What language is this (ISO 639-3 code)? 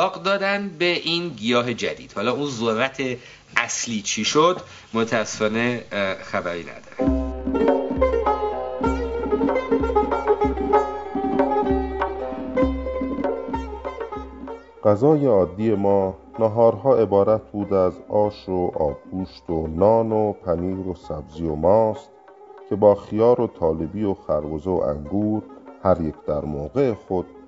fas